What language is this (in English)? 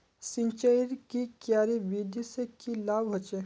Magahi